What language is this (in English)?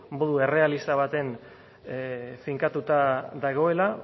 Basque